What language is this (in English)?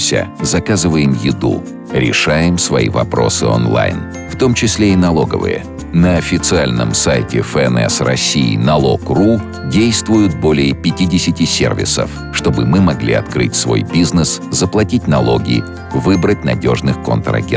Russian